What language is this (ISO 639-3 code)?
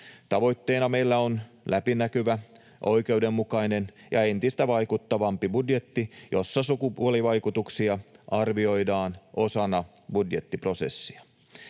fin